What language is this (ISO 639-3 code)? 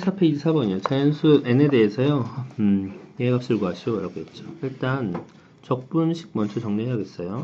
kor